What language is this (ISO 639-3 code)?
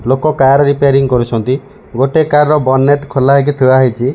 ori